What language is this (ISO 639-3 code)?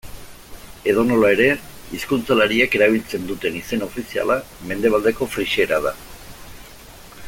eus